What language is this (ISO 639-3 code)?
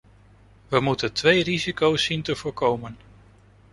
nld